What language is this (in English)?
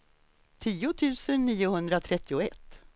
Swedish